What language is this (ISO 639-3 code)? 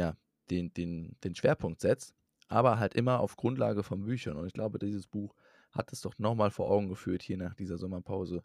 deu